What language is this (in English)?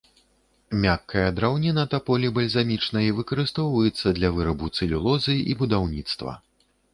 Belarusian